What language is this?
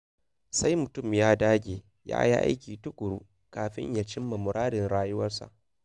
Hausa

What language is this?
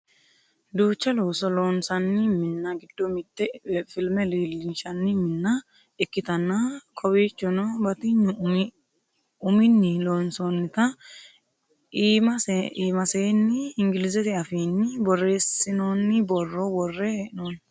Sidamo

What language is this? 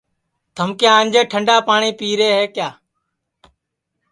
Sansi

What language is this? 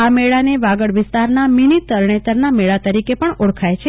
Gujarati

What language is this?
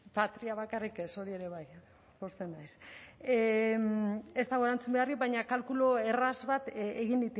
Basque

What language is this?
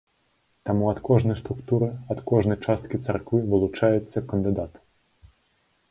Belarusian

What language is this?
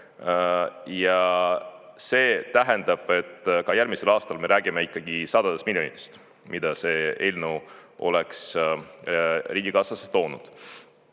Estonian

